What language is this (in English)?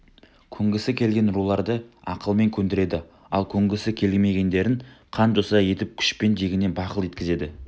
Kazakh